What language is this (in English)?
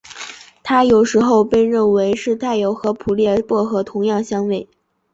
Chinese